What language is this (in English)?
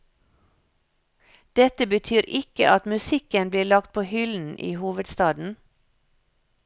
Norwegian